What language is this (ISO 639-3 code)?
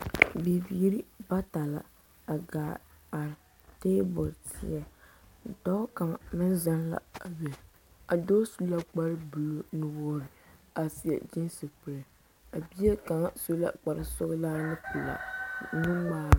dga